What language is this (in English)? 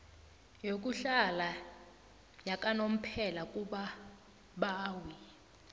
South Ndebele